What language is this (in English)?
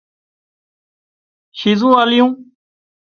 Wadiyara Koli